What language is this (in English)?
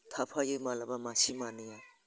Bodo